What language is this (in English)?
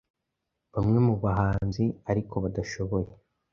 Kinyarwanda